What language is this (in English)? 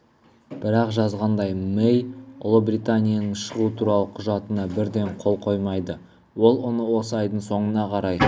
Kazakh